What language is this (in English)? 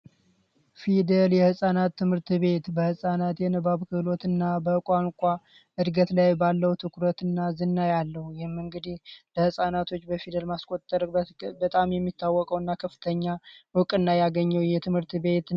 Amharic